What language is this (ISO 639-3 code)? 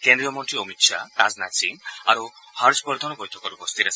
asm